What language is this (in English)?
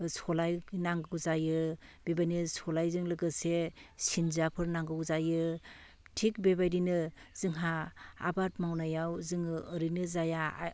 Bodo